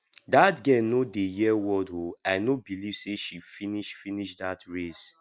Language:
Nigerian Pidgin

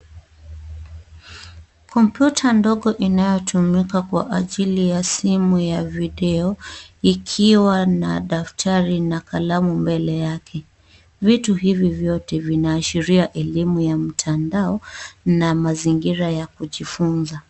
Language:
Swahili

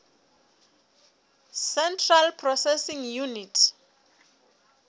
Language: Southern Sotho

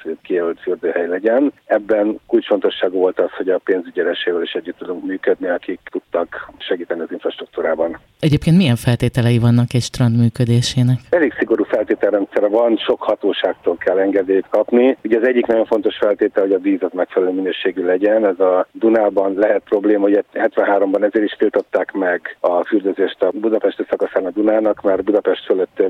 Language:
Hungarian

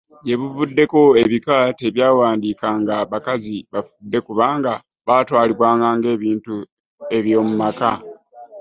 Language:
Ganda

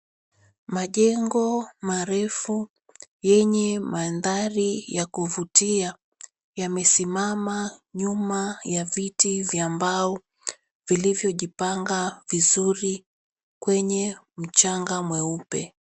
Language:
Swahili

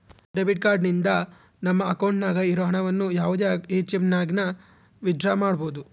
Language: Kannada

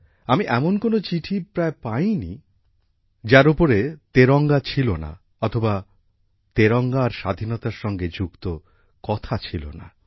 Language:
Bangla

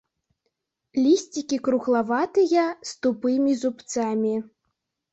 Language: Belarusian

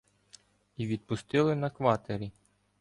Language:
Ukrainian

